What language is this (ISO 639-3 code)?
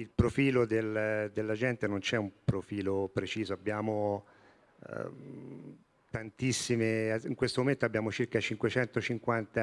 ita